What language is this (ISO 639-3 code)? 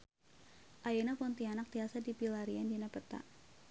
sun